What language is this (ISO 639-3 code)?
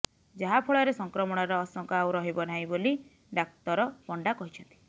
ori